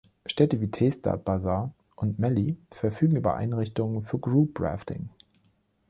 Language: German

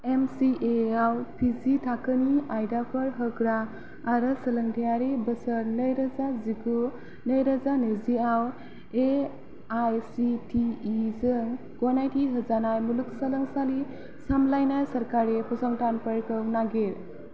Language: Bodo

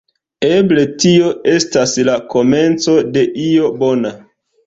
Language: Esperanto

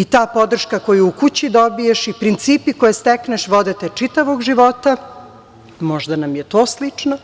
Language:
Serbian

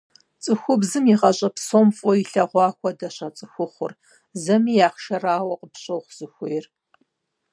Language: Kabardian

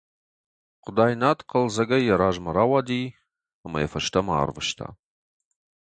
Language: Ossetic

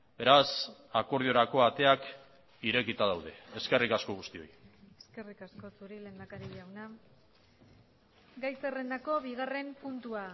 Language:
Basque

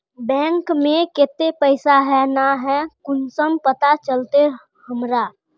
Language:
Magahi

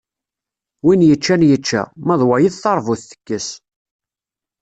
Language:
Kabyle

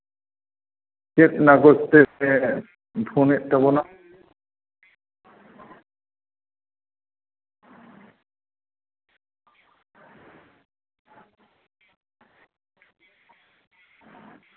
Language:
Santali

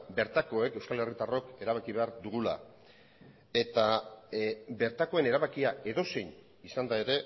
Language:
Basque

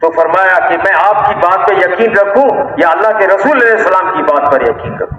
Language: Hindi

